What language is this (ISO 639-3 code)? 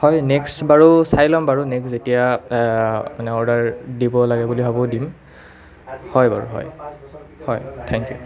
asm